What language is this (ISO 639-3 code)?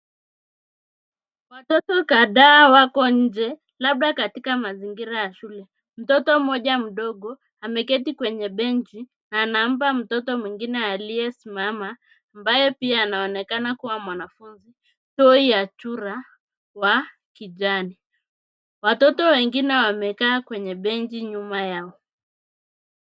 swa